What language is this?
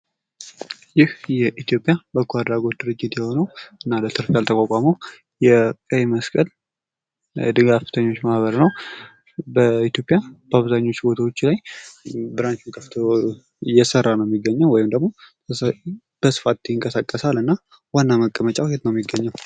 Amharic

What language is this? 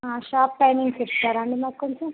Telugu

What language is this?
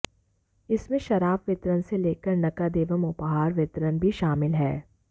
Hindi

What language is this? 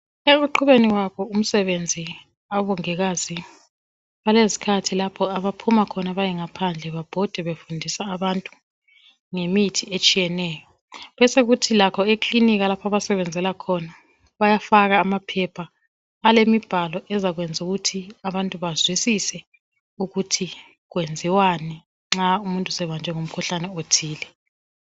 North Ndebele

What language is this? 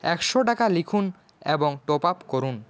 Bangla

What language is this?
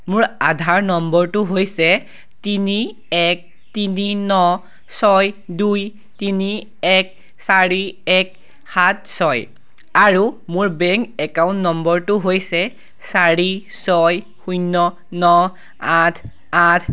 Assamese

